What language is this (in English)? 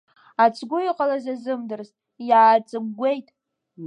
Abkhazian